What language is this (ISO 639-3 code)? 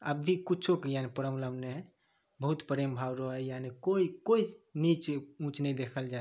mai